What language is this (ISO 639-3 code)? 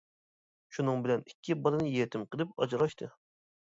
uig